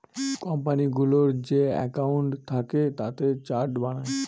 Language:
Bangla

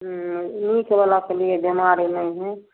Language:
Maithili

